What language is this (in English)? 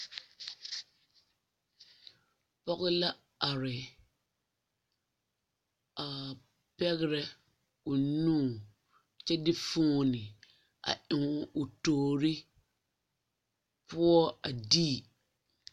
Southern Dagaare